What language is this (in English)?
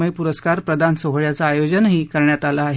Marathi